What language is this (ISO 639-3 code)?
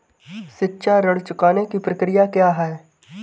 hin